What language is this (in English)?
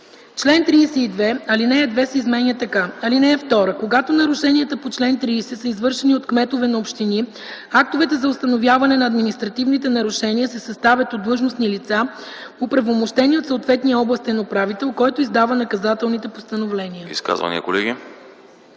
Bulgarian